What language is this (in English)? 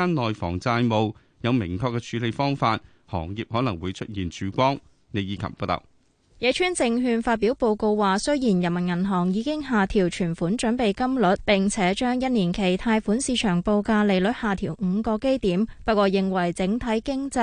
Chinese